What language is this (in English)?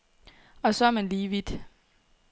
Danish